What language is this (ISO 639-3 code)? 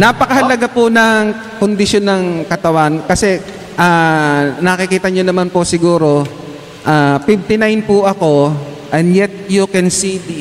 fil